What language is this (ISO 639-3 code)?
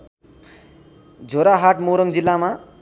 nep